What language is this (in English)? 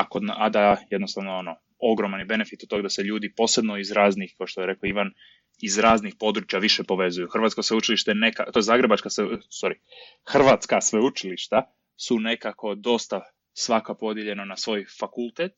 Croatian